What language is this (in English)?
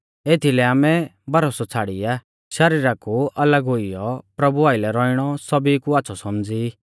Mahasu Pahari